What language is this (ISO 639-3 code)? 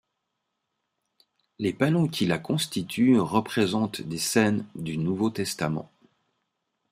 fra